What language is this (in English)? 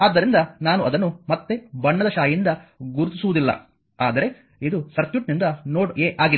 Kannada